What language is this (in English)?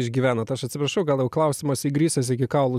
Lithuanian